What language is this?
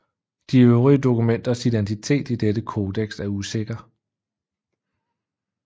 Danish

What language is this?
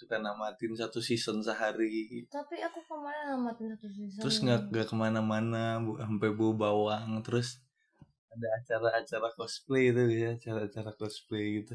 Indonesian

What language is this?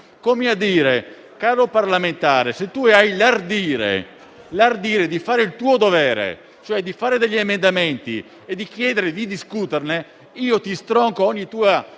Italian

